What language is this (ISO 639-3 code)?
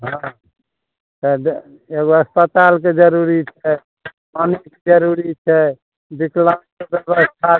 mai